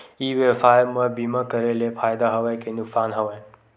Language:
Chhattisgarhi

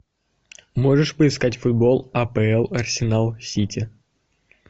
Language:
Russian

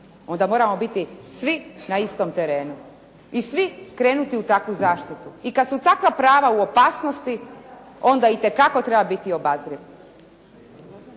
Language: Croatian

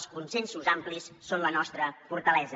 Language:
Catalan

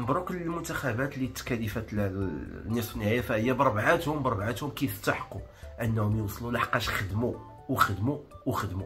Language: Arabic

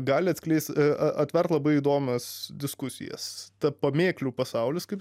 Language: Lithuanian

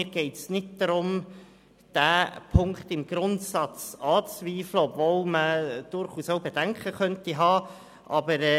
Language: Swiss German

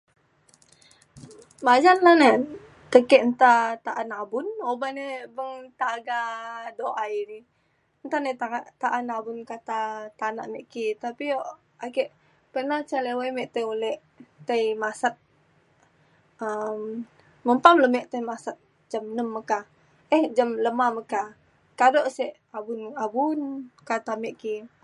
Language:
Mainstream Kenyah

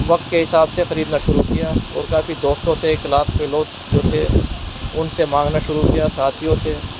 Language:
Urdu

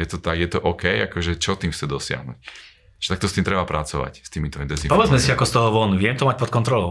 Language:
Slovak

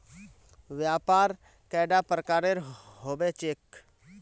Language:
Magahi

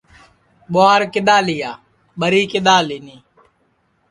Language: Sansi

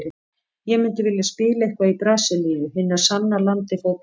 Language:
Icelandic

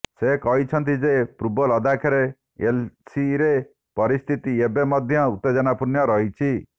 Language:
Odia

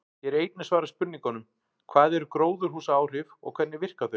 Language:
Icelandic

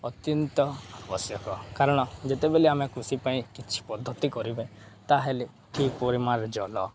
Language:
Odia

